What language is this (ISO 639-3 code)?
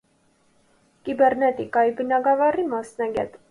hye